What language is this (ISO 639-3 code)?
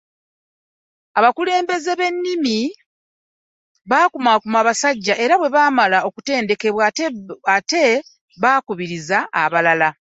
lug